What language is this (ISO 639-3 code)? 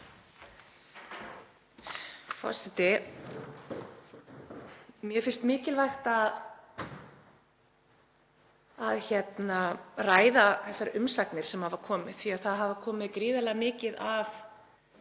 isl